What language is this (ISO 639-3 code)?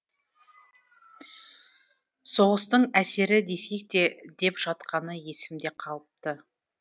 kaz